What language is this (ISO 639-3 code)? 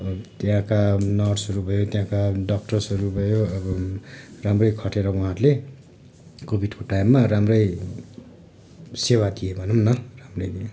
nep